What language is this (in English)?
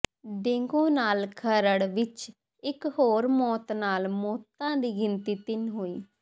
Punjabi